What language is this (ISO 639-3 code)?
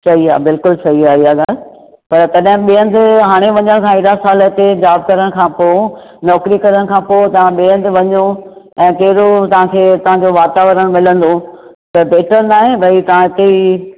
snd